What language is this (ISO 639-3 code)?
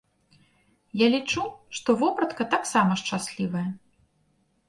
bel